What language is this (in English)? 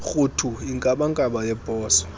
Xhosa